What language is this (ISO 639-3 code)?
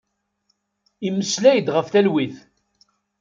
kab